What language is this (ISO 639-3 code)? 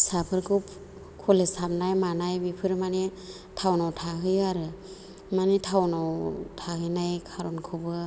brx